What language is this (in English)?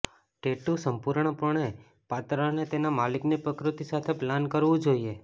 Gujarati